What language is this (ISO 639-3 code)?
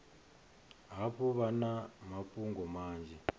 ven